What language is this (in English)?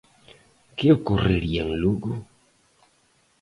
Galician